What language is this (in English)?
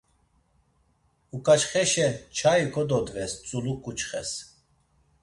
Laz